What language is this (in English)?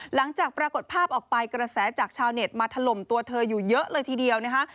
Thai